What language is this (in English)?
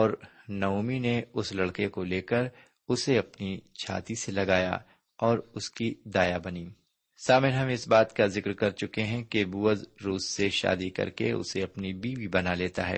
Urdu